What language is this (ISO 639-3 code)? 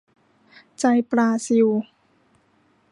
tha